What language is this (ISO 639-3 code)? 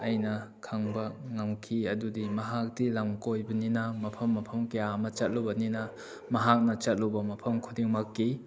mni